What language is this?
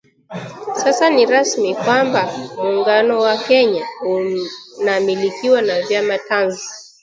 Swahili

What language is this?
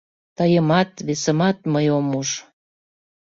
Mari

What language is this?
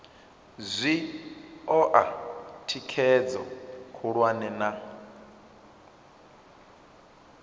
Venda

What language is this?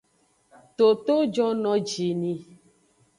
Aja (Benin)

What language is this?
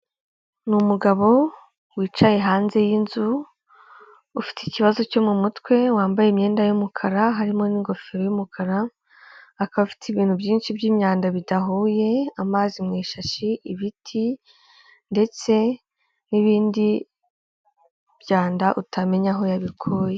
Kinyarwanda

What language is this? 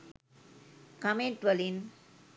Sinhala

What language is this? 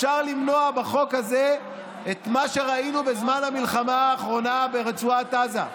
Hebrew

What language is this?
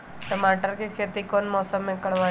Magahi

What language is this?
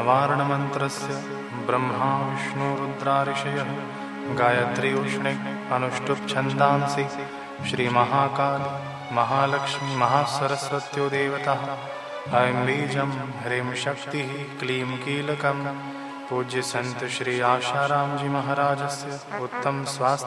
Hindi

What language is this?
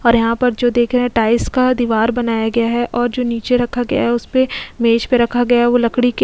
Hindi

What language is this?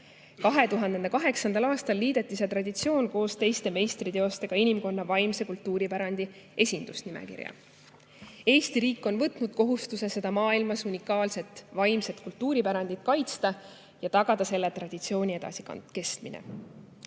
Estonian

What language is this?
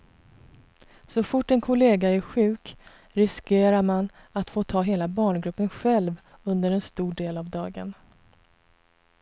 Swedish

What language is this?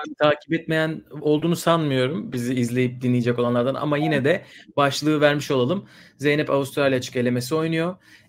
Turkish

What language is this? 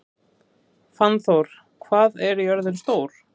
Icelandic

